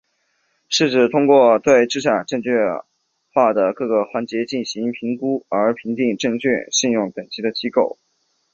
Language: Chinese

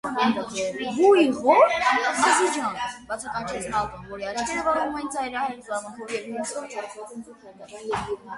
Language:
Armenian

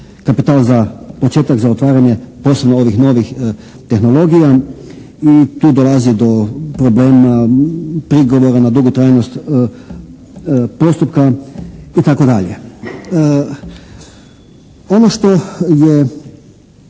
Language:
Croatian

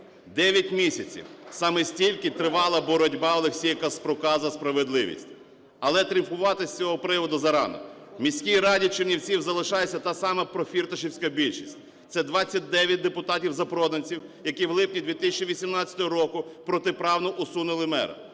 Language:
Ukrainian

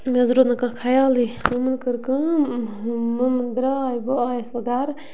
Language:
Kashmiri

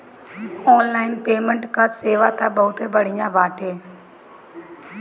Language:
Bhojpuri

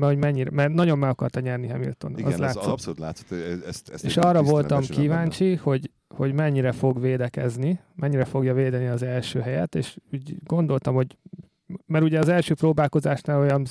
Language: Hungarian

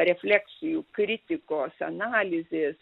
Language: Lithuanian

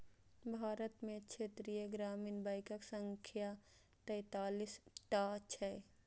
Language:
Maithili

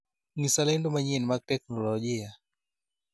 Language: Luo (Kenya and Tanzania)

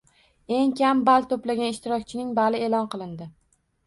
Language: Uzbek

